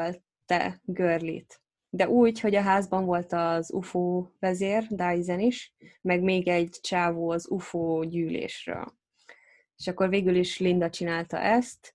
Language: Hungarian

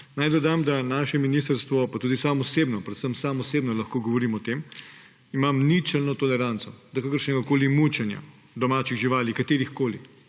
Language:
Slovenian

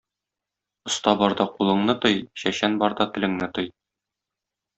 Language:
Tatar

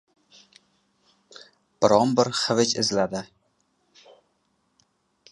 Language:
Uzbek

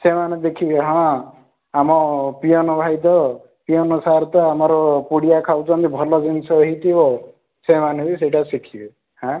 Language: Odia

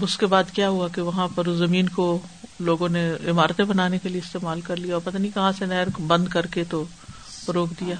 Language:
Urdu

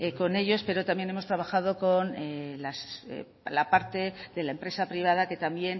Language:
Spanish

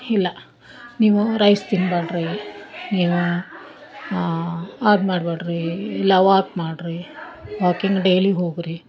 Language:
Kannada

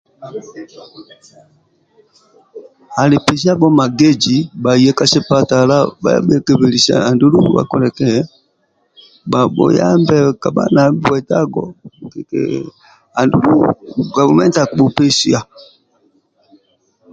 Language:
Amba (Uganda)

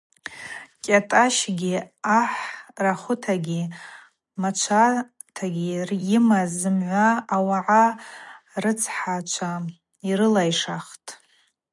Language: Abaza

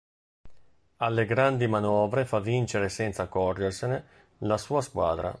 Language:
Italian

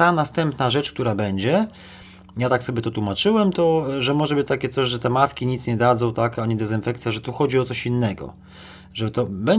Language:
Polish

